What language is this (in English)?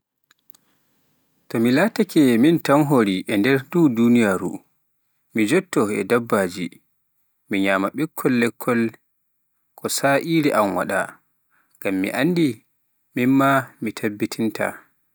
Pular